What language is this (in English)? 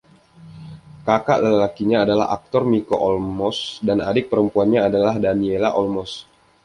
Indonesian